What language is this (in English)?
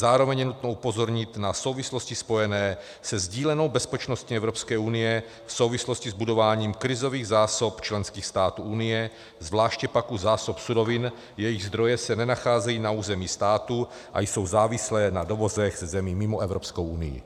Czech